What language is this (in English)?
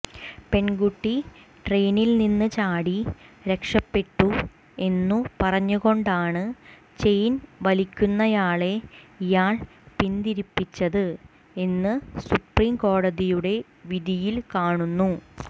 Malayalam